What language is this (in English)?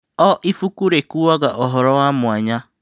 Kikuyu